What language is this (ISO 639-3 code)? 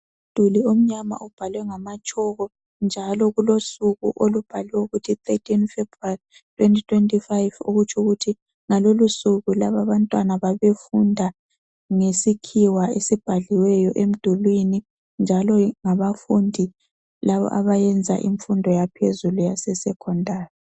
nde